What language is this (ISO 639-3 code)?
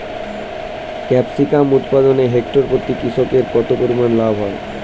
ben